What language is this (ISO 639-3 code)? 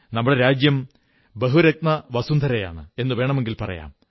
mal